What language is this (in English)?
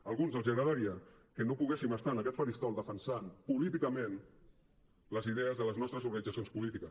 Catalan